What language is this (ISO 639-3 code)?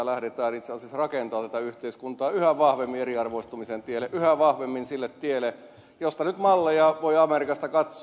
fin